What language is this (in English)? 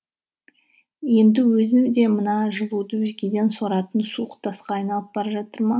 Kazakh